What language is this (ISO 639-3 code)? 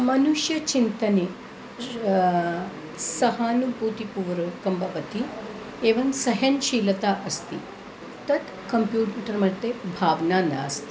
san